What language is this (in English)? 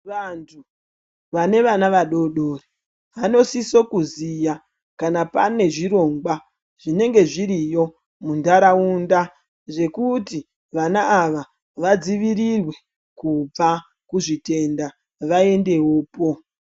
Ndau